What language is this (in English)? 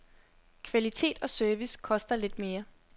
Danish